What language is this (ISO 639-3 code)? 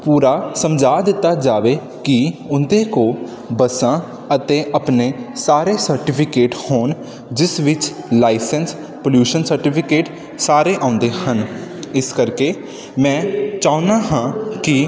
pan